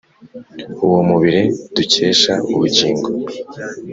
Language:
Kinyarwanda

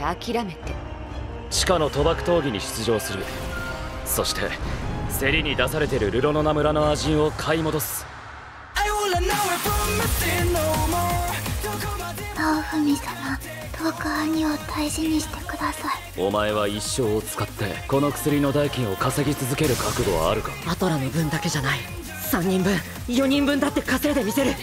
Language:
Japanese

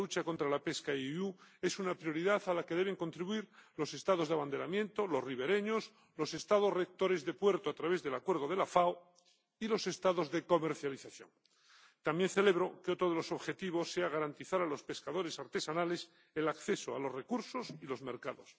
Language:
Spanish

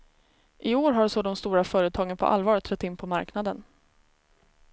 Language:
Swedish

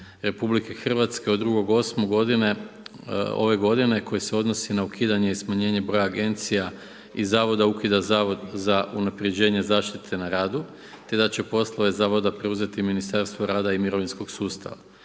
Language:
Croatian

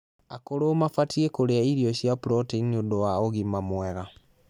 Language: Kikuyu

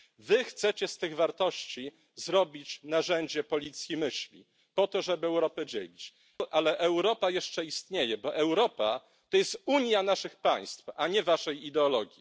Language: Polish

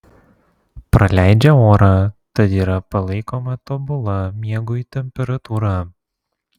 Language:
Lithuanian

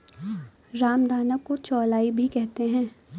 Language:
Hindi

